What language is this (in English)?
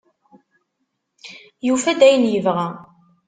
Kabyle